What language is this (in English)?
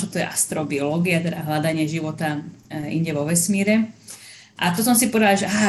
Slovak